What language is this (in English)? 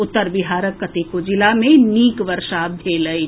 Maithili